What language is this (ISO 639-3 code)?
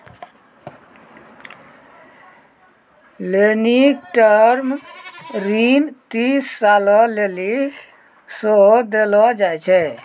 mai